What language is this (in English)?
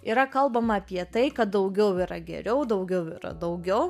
Lithuanian